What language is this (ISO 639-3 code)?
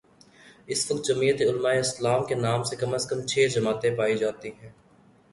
urd